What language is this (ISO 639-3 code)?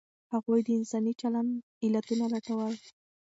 pus